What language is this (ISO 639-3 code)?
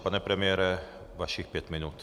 ces